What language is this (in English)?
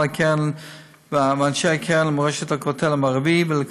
Hebrew